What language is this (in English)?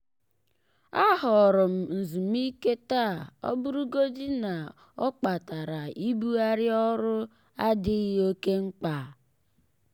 Igbo